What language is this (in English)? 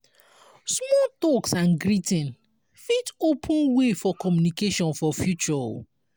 Nigerian Pidgin